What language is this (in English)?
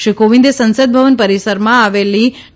Gujarati